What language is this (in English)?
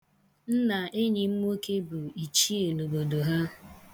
Igbo